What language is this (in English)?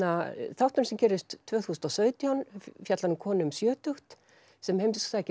Icelandic